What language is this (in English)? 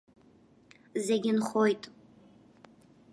Abkhazian